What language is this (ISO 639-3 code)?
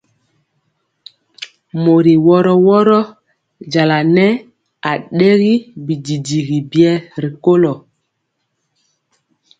mcx